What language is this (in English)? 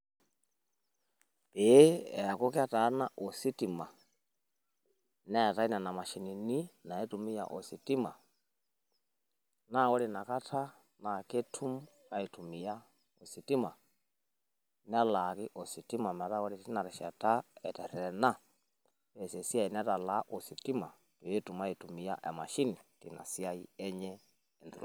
Masai